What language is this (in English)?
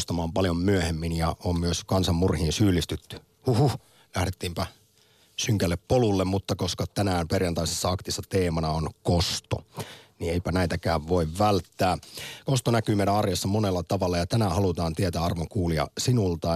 Finnish